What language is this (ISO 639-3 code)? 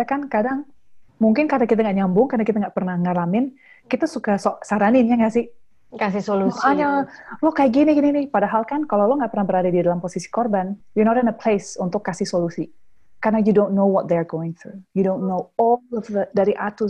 ind